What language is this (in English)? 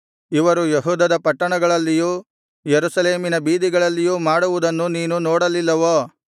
Kannada